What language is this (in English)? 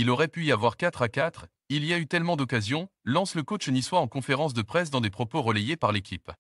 French